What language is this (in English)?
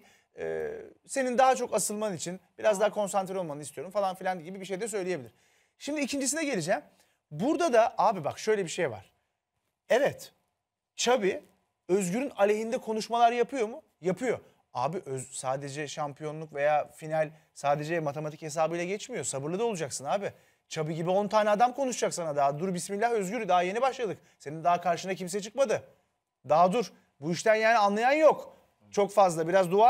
Turkish